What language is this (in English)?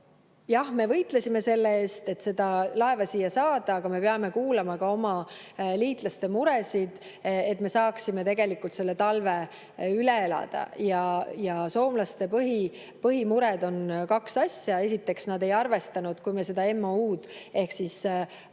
Estonian